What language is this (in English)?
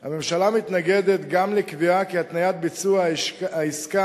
Hebrew